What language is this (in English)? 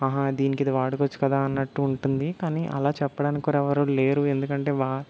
Telugu